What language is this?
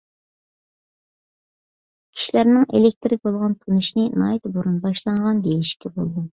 Uyghur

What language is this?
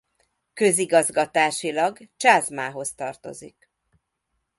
Hungarian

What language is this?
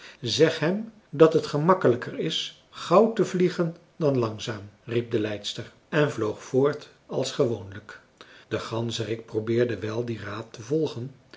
Dutch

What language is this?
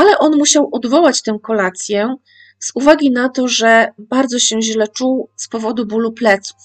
Polish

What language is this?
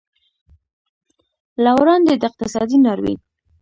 Pashto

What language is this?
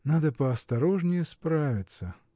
Russian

